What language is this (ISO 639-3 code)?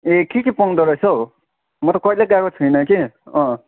nep